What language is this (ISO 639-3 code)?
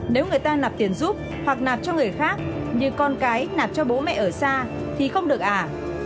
vie